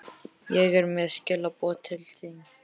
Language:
Icelandic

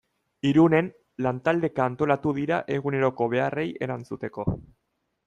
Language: Basque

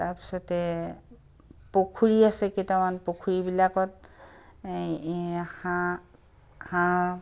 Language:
Assamese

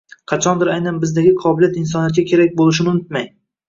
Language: Uzbek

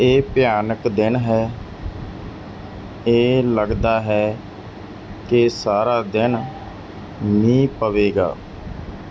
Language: Punjabi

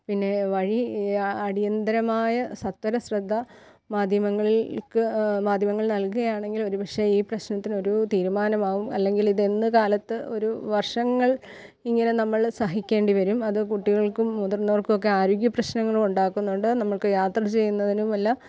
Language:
Malayalam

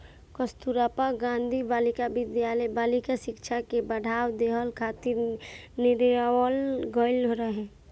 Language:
Bhojpuri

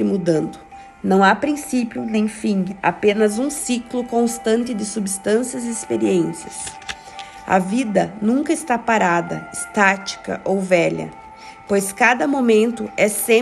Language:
Portuguese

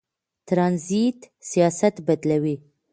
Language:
Pashto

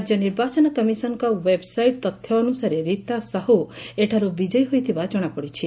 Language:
Odia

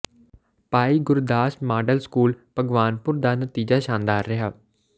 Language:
Punjabi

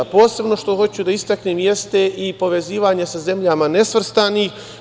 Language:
Serbian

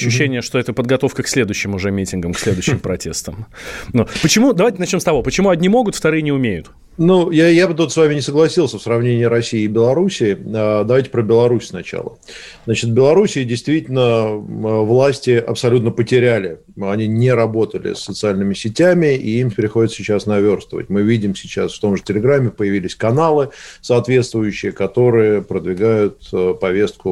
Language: Russian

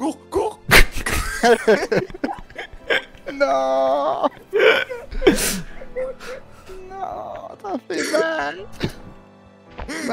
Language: French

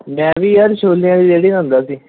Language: Punjabi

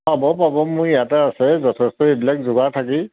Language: Assamese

